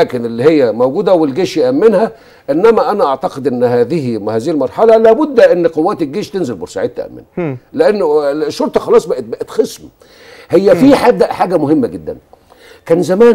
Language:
Arabic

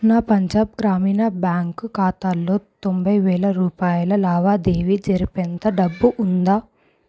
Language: Telugu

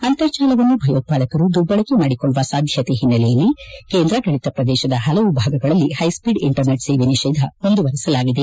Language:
Kannada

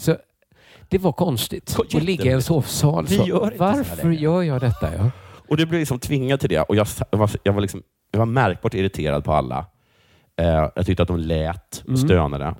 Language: Swedish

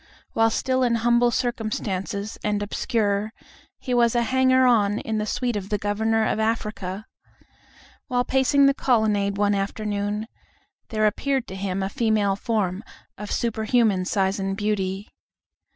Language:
English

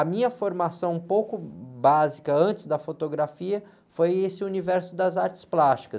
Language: Portuguese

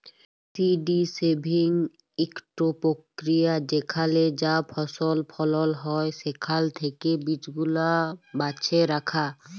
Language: Bangla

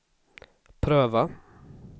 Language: Swedish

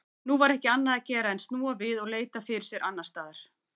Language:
Icelandic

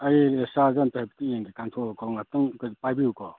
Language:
Manipuri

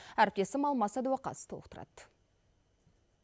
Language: Kazakh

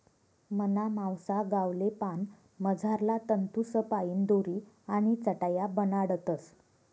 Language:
Marathi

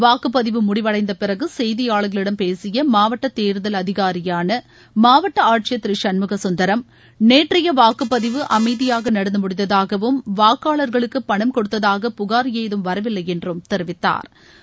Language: Tamil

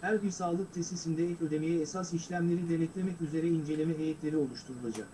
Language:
Turkish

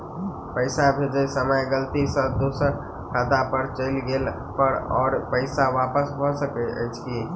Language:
Maithili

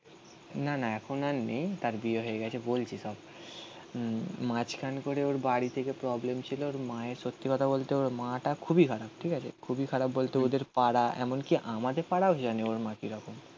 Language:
Bangla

